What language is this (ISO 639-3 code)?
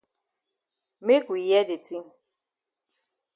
wes